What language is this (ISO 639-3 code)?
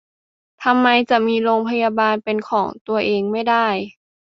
tha